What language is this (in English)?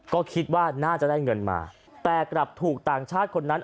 Thai